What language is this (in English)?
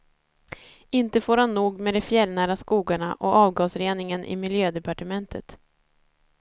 Swedish